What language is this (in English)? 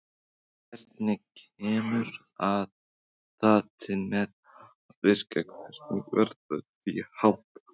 Icelandic